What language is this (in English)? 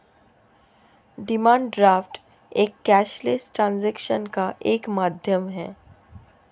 Hindi